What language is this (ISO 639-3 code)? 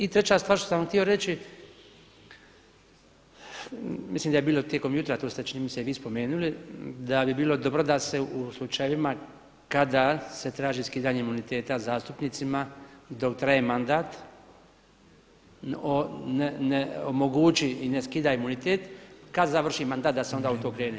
hrv